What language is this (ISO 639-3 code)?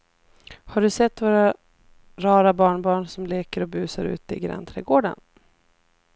swe